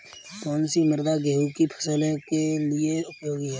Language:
Hindi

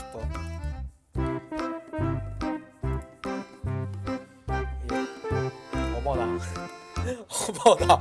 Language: Korean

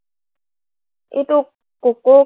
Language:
Assamese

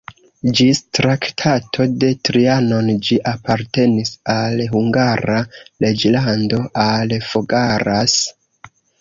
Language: Esperanto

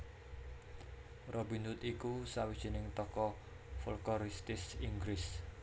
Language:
Javanese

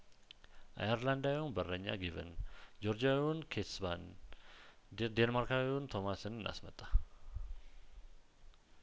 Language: Amharic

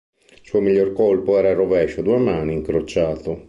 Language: Italian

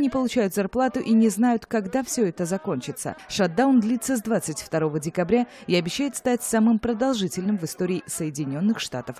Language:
Russian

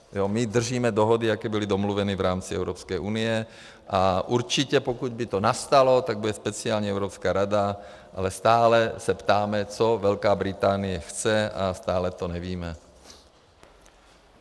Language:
Czech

